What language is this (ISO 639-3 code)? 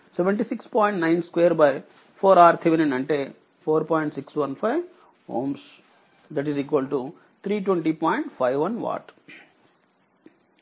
tel